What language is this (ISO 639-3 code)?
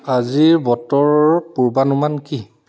asm